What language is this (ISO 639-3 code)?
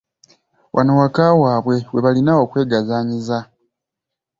lug